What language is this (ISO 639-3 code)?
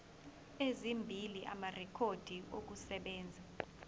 zul